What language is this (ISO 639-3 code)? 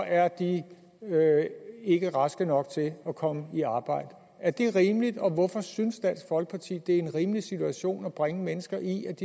dan